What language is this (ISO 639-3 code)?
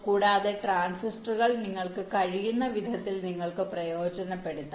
mal